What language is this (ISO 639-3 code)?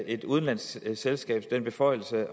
dan